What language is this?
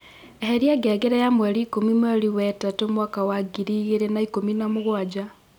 Kikuyu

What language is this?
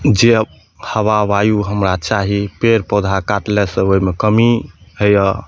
Maithili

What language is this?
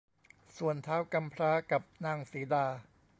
Thai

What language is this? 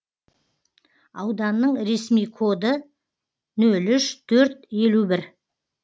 Kazakh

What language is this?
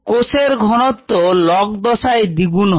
Bangla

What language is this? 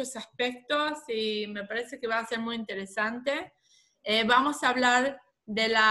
Spanish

